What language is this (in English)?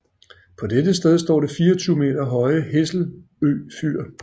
Danish